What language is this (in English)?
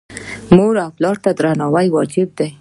Pashto